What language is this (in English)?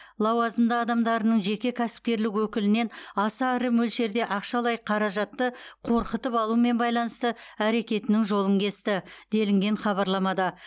Kazakh